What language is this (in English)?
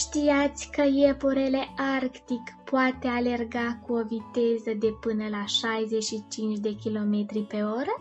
Romanian